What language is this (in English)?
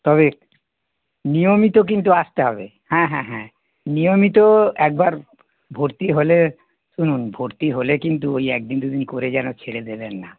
Bangla